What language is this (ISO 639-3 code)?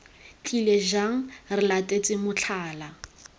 tsn